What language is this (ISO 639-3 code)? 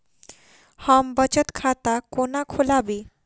mai